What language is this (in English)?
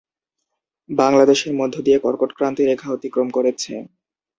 Bangla